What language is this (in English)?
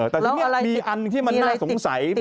Thai